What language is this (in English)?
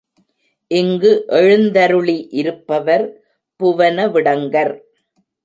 Tamil